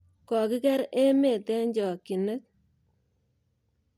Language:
Kalenjin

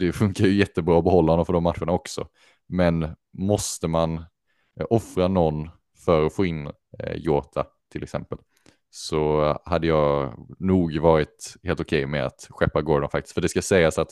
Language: Swedish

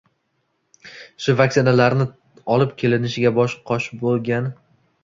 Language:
Uzbek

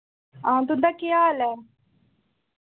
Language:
Dogri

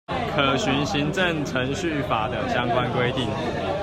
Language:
Chinese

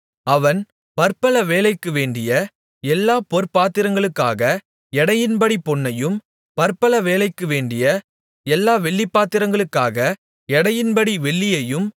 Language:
Tamil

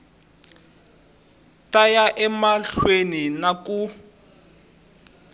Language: Tsonga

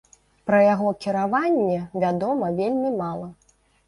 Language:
Belarusian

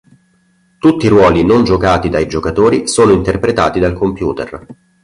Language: Italian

